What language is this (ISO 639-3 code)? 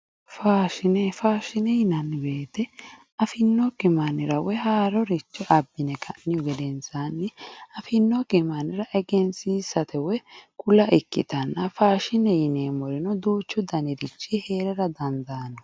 sid